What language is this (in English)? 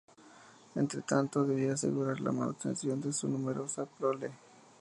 Spanish